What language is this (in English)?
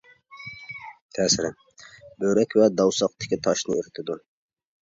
Uyghur